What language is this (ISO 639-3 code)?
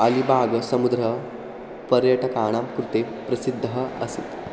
san